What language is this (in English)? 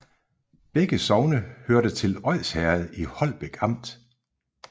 Danish